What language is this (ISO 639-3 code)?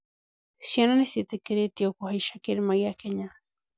kik